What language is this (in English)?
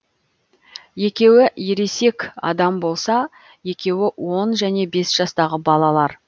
Kazakh